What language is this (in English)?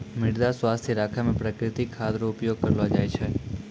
Maithili